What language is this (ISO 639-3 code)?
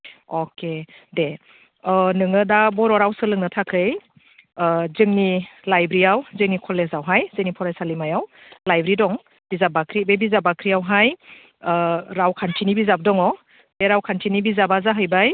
brx